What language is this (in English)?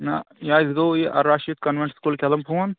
Kashmiri